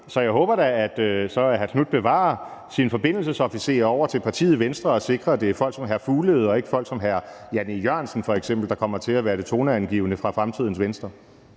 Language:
Danish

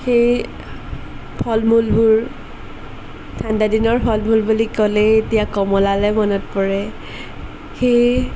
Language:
Assamese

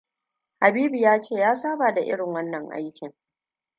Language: Hausa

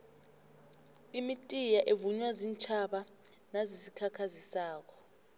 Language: South Ndebele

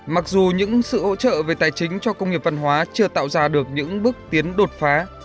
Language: Vietnamese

